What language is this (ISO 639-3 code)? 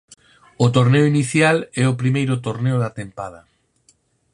glg